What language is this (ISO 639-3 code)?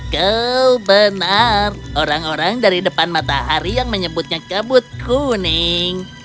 ind